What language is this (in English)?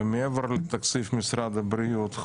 Hebrew